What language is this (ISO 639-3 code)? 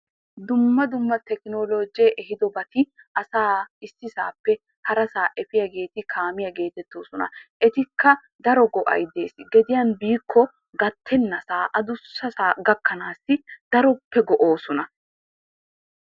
wal